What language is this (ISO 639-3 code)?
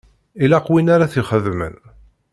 kab